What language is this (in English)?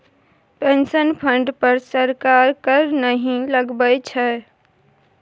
Maithili